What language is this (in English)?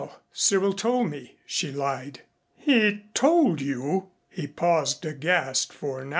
English